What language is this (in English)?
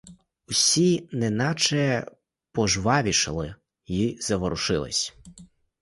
Ukrainian